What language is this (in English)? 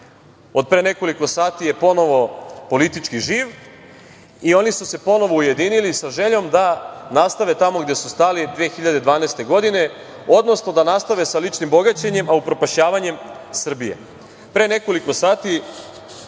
Serbian